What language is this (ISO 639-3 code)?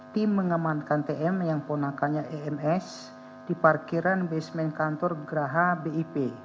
ind